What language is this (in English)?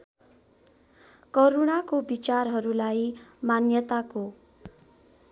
Nepali